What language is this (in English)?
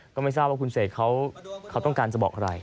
Thai